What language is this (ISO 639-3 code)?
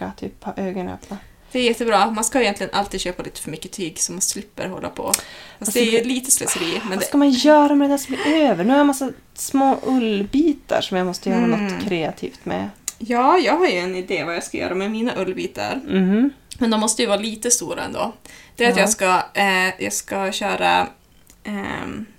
swe